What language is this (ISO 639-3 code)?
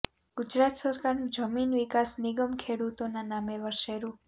guj